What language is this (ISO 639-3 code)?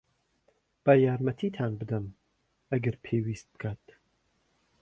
ckb